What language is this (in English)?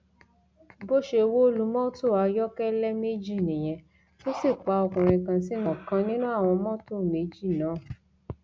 Yoruba